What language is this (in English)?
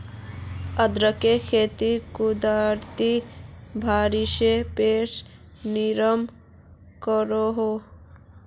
Magahi